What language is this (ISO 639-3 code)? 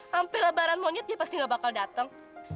ind